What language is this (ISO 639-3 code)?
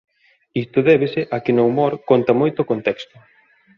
glg